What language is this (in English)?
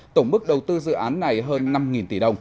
Vietnamese